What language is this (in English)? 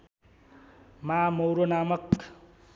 Nepali